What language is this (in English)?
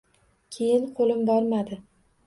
Uzbek